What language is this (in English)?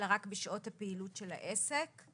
Hebrew